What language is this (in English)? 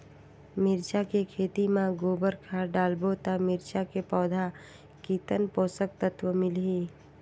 Chhattisgarhi